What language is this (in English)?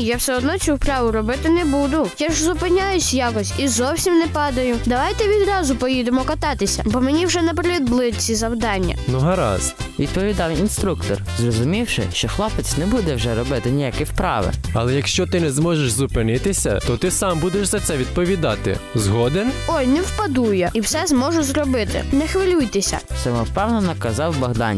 Ukrainian